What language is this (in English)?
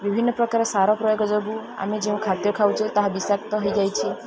Odia